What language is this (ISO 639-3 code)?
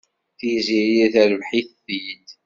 kab